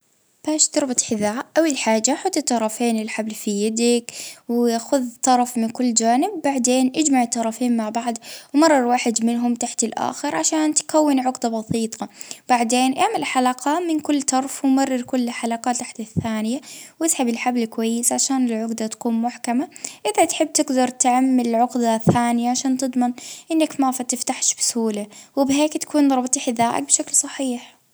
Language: Libyan Arabic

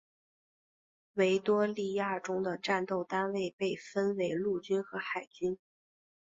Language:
Chinese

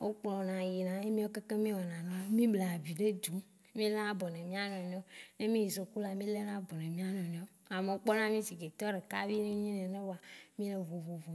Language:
Waci Gbe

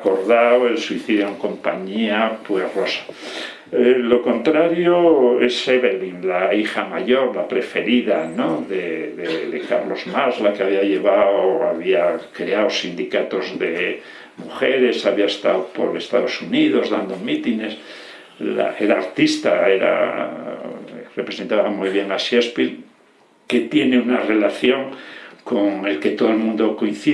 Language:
Spanish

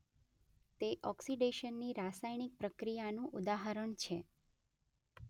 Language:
Gujarati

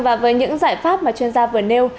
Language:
Vietnamese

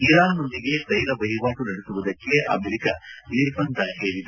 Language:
Kannada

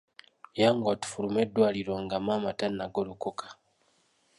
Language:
Ganda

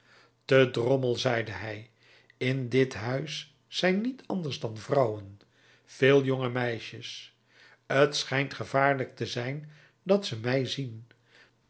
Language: Dutch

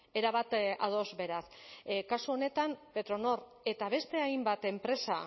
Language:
Basque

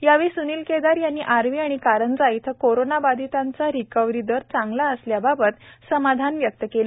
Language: Marathi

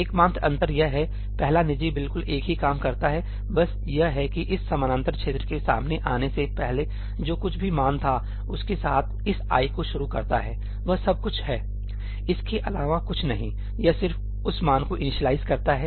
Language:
Hindi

